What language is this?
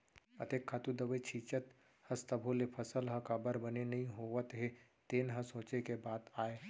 Chhattisgarhi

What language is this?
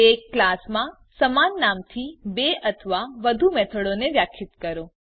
Gujarati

